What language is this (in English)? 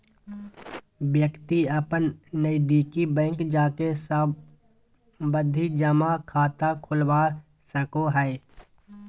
Magahi